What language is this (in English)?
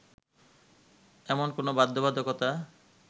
Bangla